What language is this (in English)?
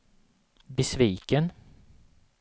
Swedish